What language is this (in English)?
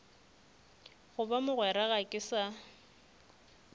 Northern Sotho